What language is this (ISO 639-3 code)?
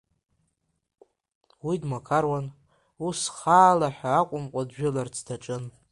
abk